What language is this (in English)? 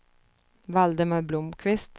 Swedish